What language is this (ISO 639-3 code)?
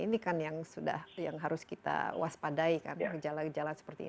ind